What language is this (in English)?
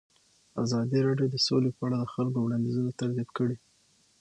Pashto